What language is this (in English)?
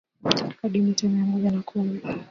Swahili